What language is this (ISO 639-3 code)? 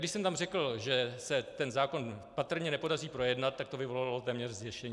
ces